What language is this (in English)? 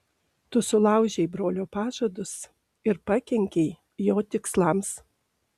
Lithuanian